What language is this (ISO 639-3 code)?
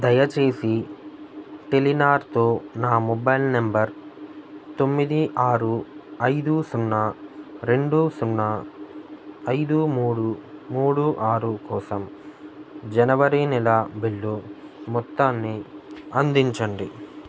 tel